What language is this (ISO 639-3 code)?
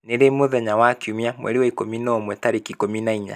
kik